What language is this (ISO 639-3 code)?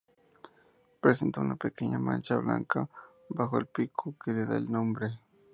spa